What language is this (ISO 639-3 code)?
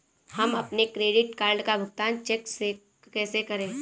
hin